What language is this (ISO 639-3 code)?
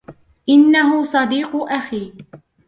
ara